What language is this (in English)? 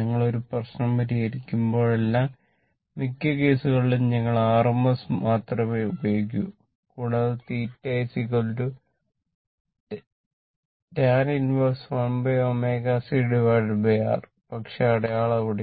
Malayalam